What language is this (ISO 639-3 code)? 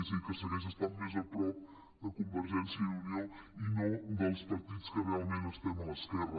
cat